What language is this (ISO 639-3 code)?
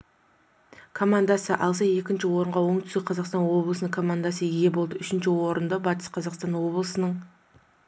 kaz